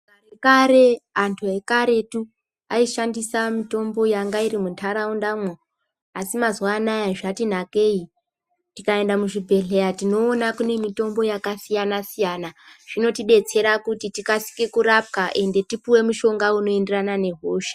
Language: Ndau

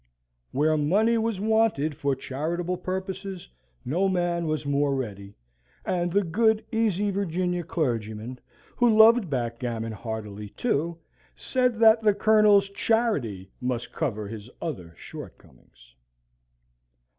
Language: English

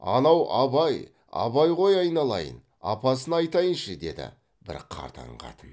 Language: Kazakh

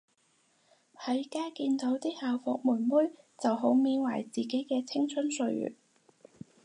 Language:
Cantonese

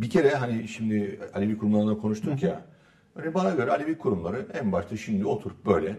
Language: Turkish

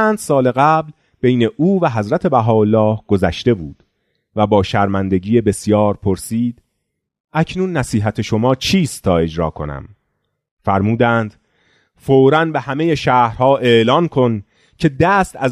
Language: Persian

